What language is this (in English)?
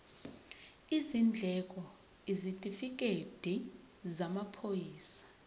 Zulu